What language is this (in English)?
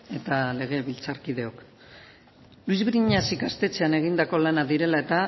Basque